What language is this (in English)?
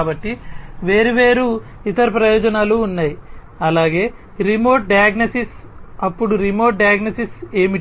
Telugu